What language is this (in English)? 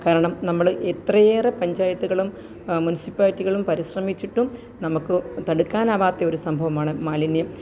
Malayalam